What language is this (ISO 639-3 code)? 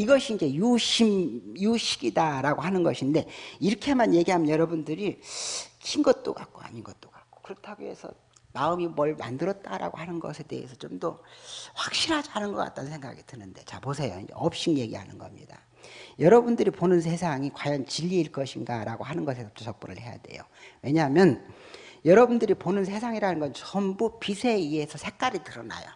kor